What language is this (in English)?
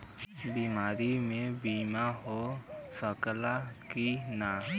Bhojpuri